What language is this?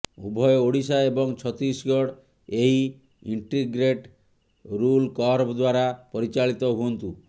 Odia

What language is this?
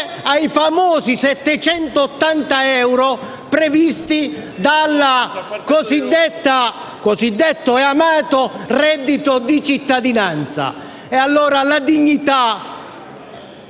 Italian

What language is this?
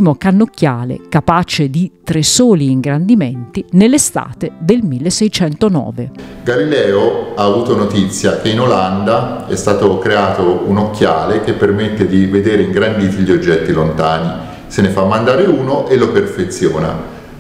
Italian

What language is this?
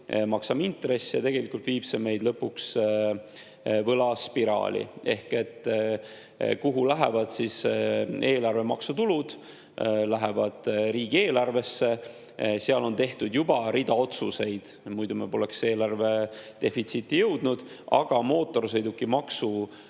Estonian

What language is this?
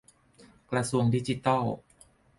Thai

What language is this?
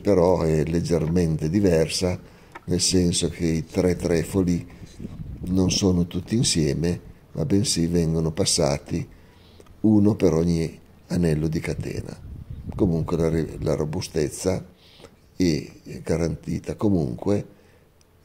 Italian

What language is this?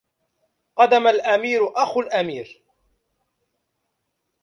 Arabic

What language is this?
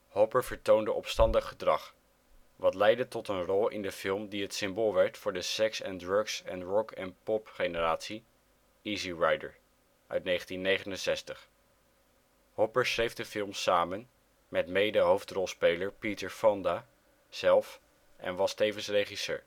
Dutch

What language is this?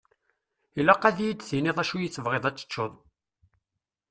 Kabyle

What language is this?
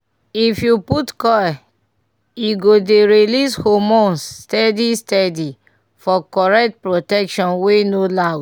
Nigerian Pidgin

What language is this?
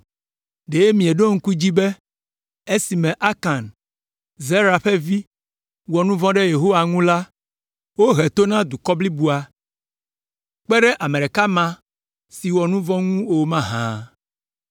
Ewe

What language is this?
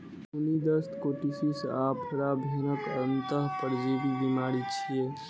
Maithili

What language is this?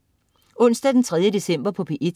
Danish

